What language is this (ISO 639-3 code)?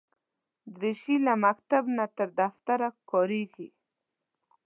pus